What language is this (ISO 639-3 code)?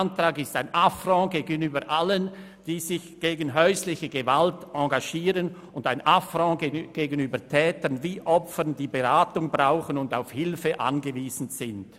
gsw